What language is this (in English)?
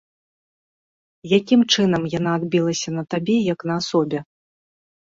Belarusian